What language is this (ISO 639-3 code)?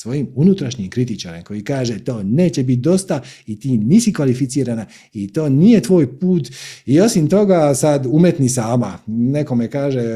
hrv